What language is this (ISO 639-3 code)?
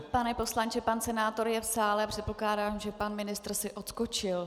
ces